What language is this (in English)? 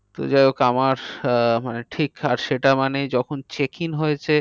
Bangla